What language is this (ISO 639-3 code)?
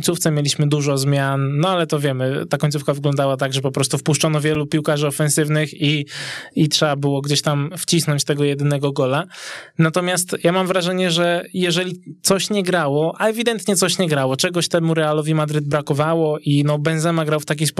pol